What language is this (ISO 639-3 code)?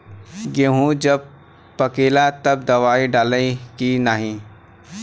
bho